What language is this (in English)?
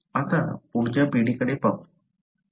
Marathi